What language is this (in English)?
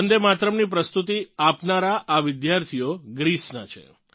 Gujarati